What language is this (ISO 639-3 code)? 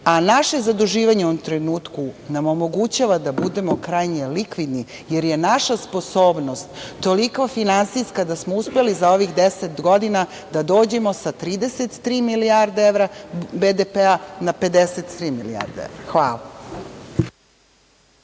srp